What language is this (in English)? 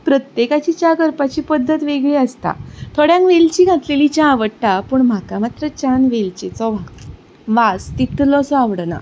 Konkani